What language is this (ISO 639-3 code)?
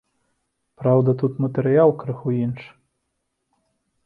bel